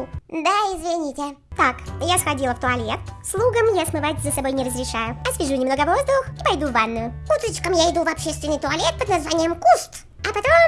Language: Russian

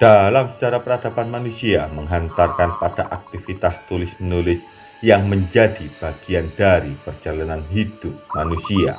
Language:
Indonesian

